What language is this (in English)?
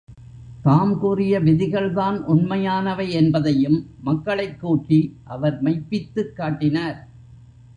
Tamil